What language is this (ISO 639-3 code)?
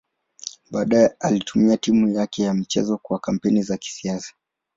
swa